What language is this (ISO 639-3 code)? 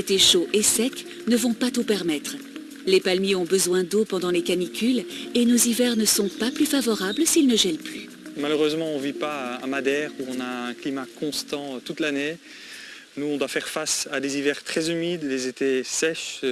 fra